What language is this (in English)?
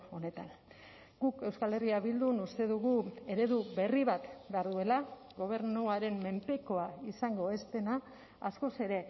Basque